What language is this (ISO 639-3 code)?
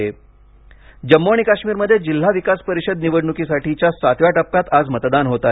mar